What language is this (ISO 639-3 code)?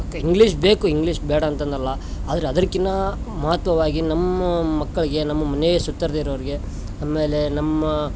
kan